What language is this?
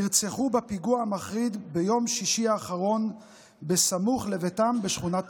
Hebrew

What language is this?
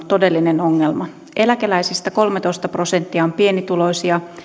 Finnish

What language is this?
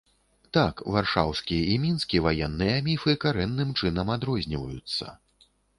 Belarusian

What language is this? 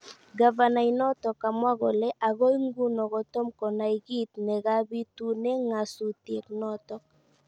Kalenjin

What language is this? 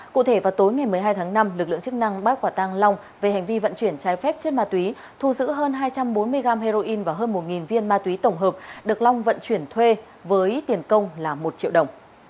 Vietnamese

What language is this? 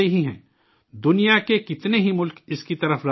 Urdu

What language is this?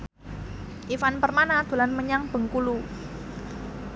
Javanese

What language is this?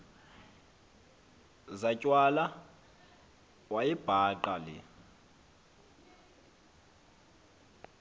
Xhosa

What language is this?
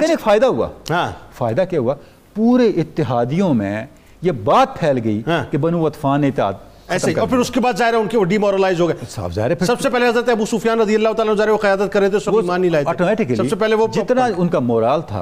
Urdu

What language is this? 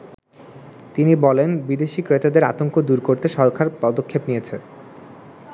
Bangla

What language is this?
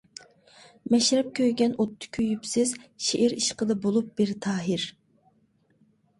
Uyghur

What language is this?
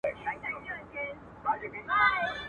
Pashto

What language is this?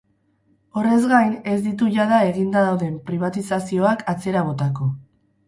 Basque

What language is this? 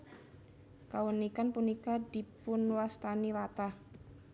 Javanese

